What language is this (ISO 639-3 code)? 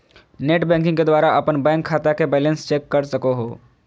mag